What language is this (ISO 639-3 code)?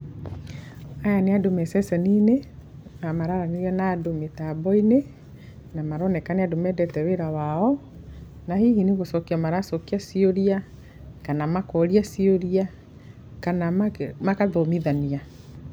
kik